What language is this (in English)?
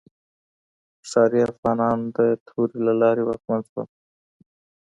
Pashto